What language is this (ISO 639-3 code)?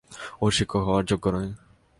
ben